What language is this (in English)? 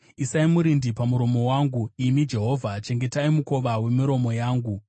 Shona